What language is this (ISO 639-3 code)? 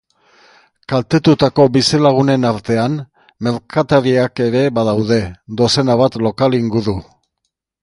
eus